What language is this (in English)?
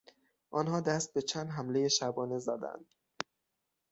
Persian